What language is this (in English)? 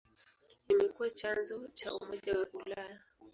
Swahili